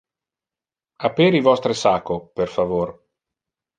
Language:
Interlingua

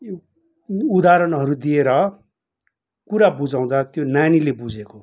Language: Nepali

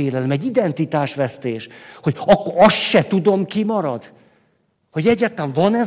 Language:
Hungarian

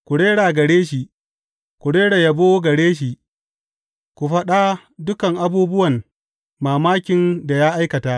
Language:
Hausa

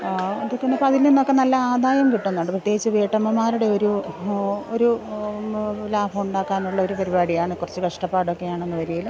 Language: Malayalam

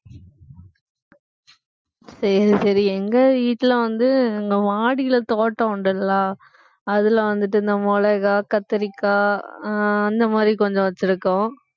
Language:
Tamil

